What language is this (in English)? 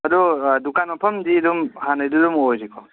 Manipuri